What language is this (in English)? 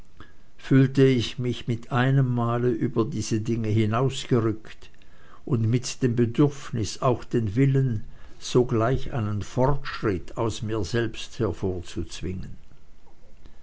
German